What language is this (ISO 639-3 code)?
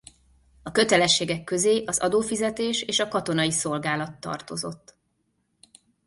hun